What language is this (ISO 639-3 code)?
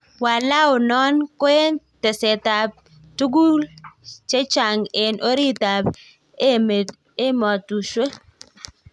kln